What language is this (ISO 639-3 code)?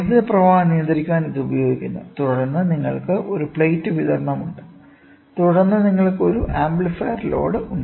mal